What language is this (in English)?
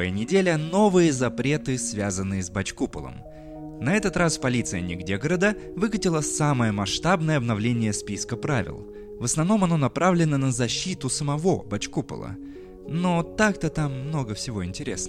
Russian